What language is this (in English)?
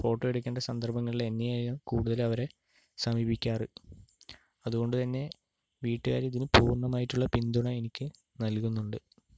Malayalam